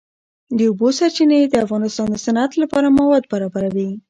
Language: Pashto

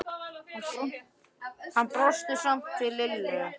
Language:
Icelandic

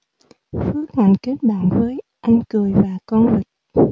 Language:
Vietnamese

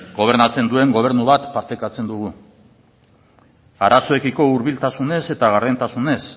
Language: Basque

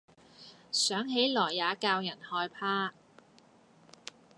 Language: Cantonese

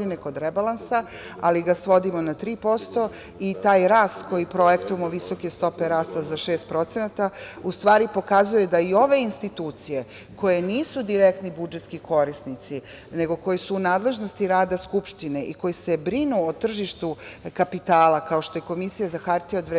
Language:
Serbian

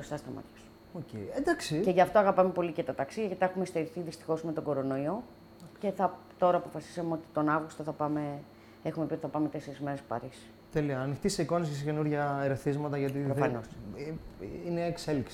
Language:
Greek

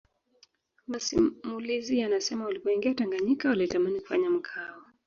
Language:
Swahili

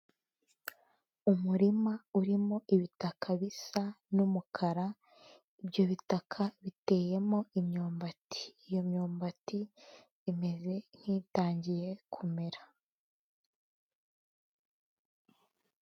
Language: Kinyarwanda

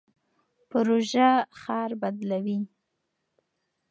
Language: Pashto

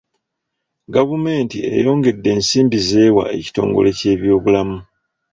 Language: Ganda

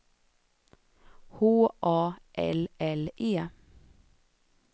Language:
Swedish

